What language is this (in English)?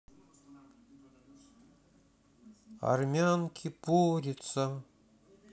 Russian